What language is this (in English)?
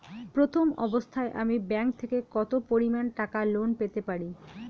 Bangla